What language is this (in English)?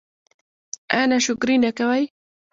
Pashto